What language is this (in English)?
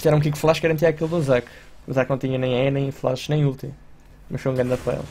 Portuguese